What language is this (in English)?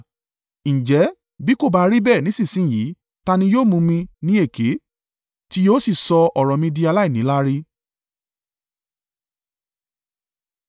Yoruba